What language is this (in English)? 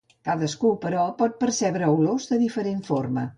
Catalan